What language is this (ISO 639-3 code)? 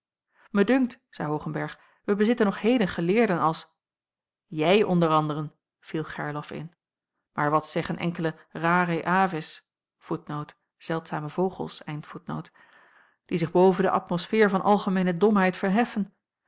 nld